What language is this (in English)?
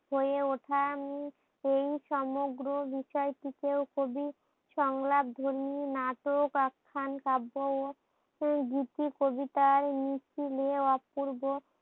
Bangla